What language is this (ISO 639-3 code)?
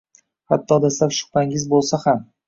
uzb